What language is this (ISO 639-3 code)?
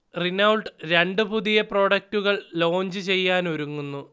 mal